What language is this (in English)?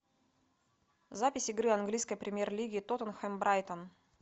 Russian